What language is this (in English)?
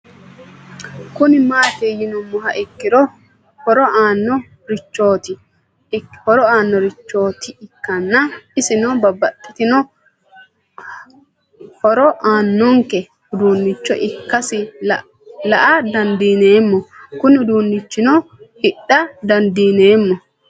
Sidamo